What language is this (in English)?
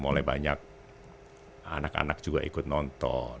Indonesian